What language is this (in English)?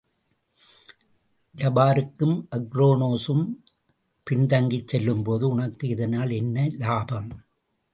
Tamil